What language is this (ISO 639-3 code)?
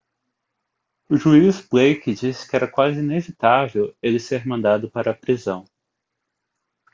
por